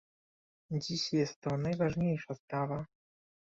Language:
Polish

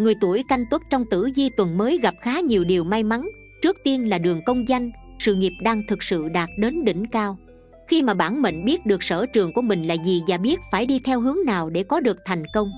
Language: Vietnamese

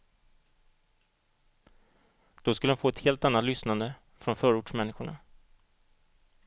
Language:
Swedish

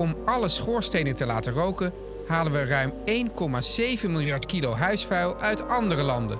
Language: Dutch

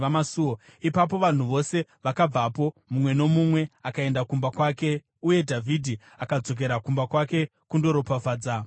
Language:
Shona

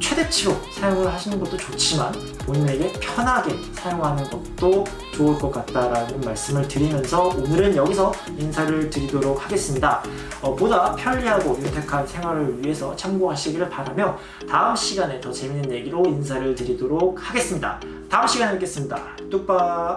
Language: Korean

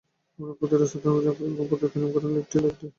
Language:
Bangla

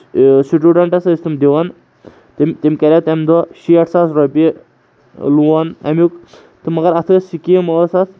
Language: Kashmiri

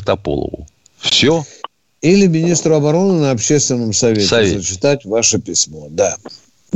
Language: Russian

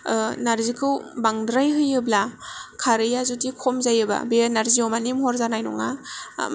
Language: Bodo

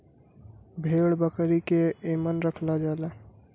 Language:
Bhojpuri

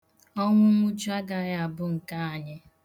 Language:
Igbo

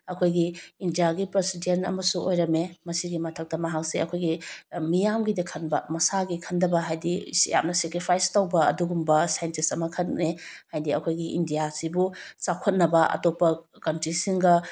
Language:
Manipuri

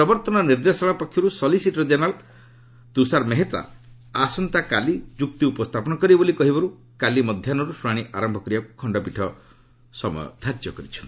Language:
Odia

